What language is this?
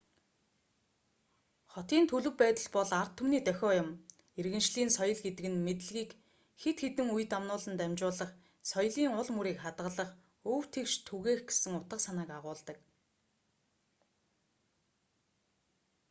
Mongolian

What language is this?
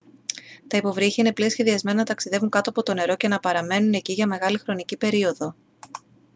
Greek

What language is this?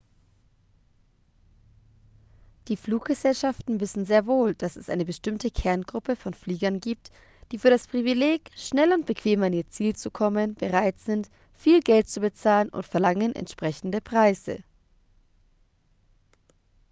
German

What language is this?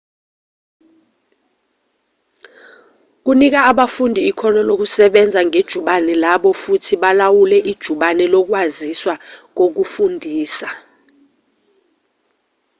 Zulu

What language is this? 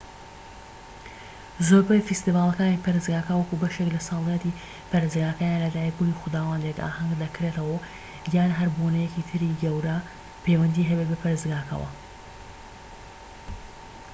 Central Kurdish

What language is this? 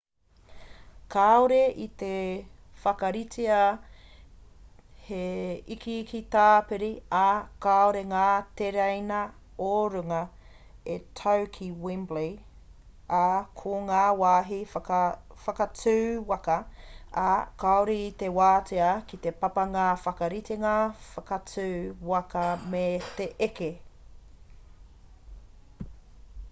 Māori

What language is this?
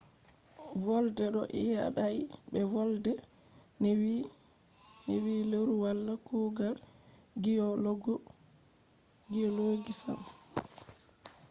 Fula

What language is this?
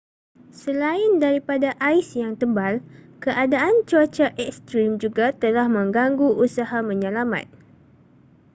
Malay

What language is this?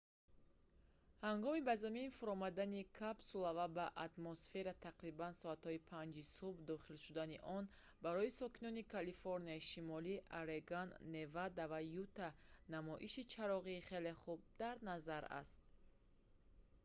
Tajik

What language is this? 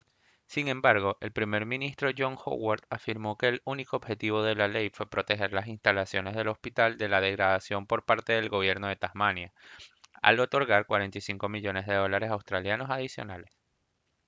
Spanish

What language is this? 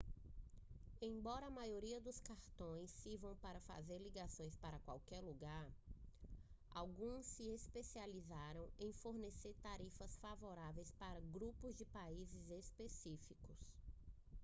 Portuguese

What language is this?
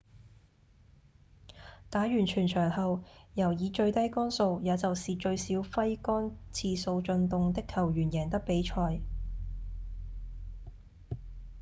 Cantonese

